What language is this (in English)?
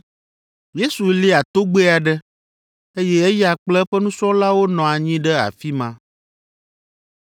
Ewe